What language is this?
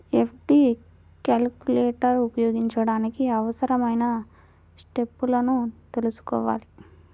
Telugu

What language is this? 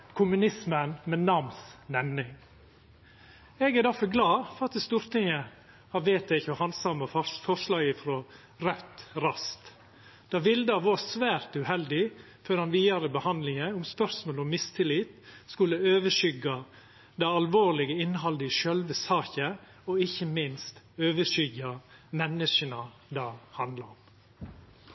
Norwegian Nynorsk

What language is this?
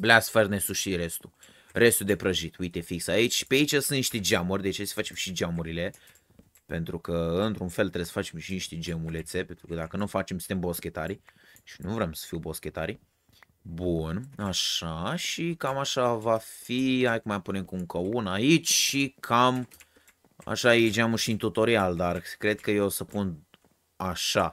Romanian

